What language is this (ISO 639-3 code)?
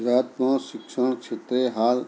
guj